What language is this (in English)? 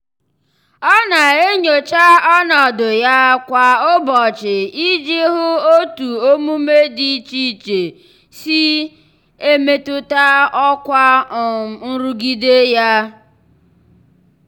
Igbo